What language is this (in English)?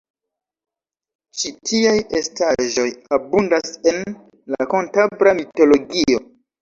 Esperanto